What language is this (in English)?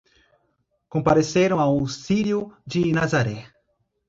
Portuguese